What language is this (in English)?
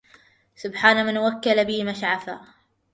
Arabic